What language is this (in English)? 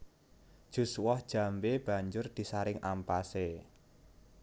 Javanese